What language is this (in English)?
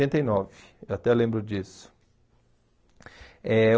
Portuguese